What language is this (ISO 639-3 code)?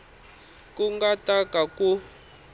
tso